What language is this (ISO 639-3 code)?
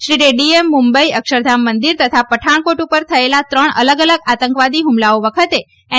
guj